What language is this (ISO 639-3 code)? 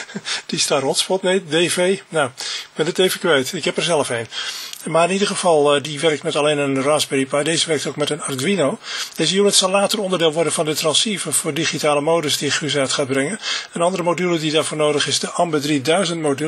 nld